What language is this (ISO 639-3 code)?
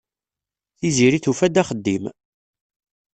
kab